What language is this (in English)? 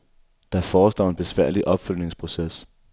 Danish